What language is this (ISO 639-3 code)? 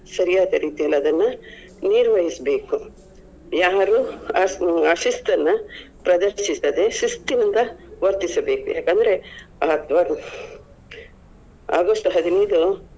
kan